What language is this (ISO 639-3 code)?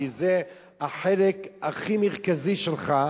heb